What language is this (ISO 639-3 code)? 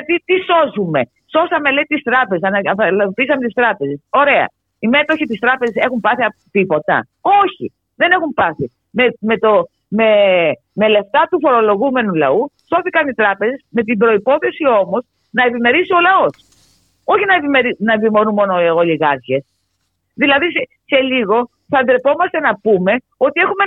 ell